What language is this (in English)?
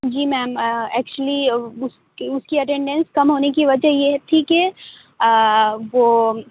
Urdu